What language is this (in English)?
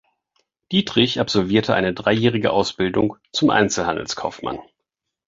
German